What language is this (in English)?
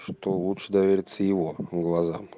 Russian